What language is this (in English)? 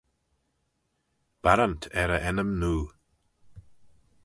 Manx